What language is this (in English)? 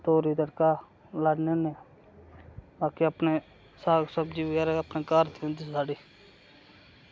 Dogri